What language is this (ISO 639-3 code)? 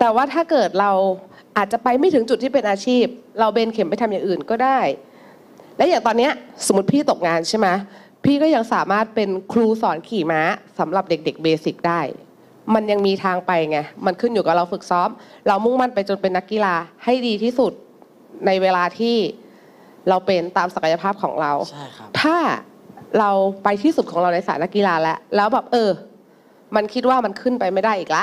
tha